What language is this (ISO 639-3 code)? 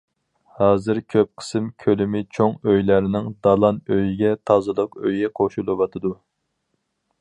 uig